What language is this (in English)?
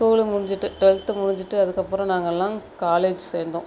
Tamil